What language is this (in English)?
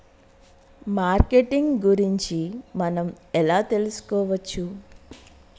Telugu